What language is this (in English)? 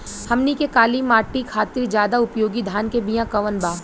Bhojpuri